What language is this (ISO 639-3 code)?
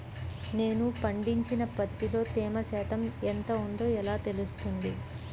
tel